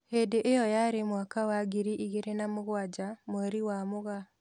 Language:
Kikuyu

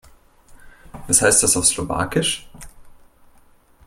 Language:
German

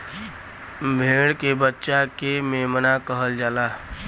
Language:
Bhojpuri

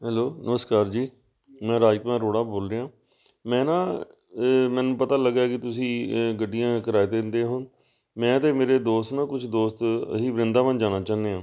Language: Punjabi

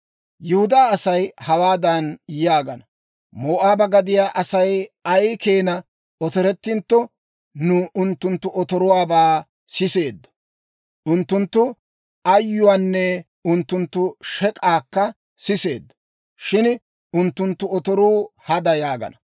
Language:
Dawro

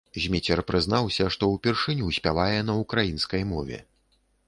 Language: Belarusian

